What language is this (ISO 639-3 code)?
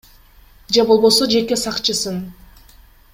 kir